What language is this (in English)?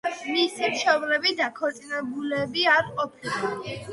Georgian